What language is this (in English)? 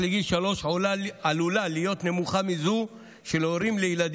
Hebrew